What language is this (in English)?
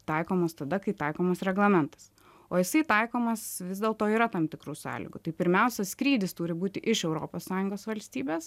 Lithuanian